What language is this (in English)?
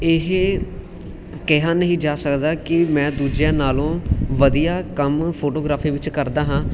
Punjabi